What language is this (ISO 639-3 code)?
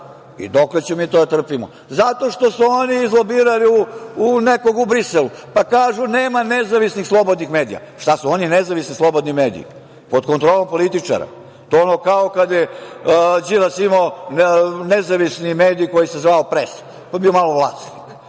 srp